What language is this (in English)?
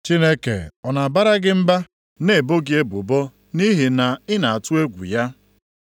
Igbo